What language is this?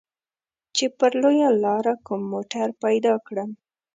Pashto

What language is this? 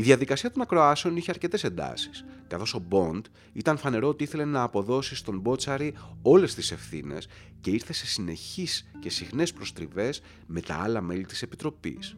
Greek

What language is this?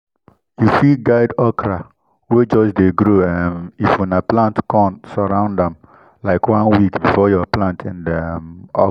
Nigerian Pidgin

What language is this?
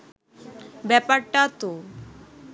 Bangla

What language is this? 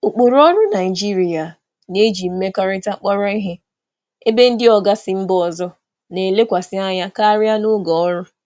Igbo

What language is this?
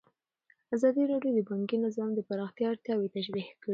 Pashto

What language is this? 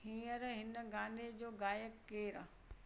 Sindhi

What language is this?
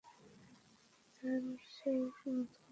Bangla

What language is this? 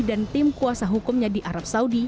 Indonesian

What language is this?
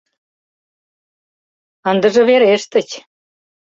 Mari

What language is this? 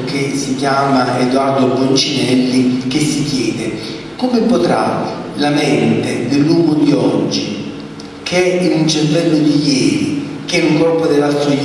Italian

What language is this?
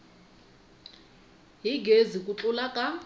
Tsonga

